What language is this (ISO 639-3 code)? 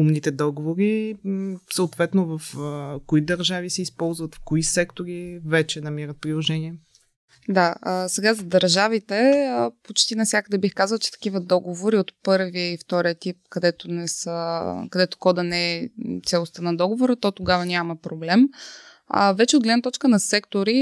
bul